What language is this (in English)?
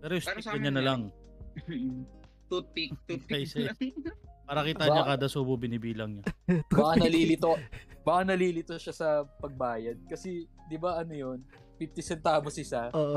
Filipino